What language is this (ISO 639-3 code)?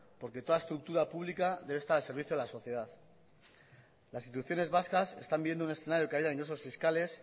spa